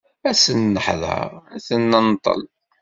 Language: Kabyle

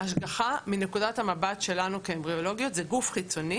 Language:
Hebrew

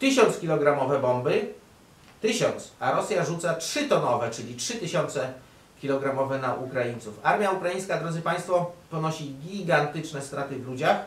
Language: Polish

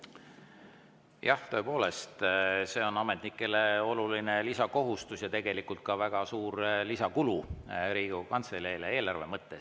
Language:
Estonian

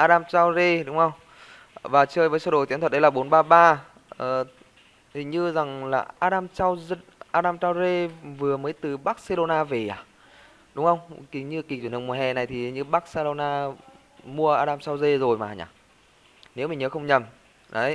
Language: Vietnamese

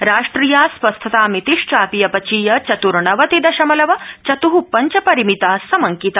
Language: Sanskrit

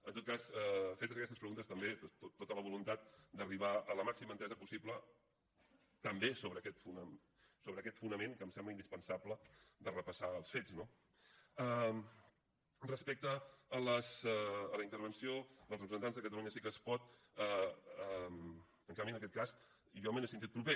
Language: Catalan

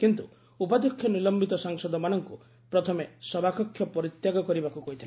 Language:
Odia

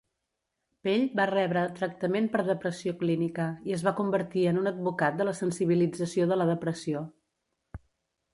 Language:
Catalan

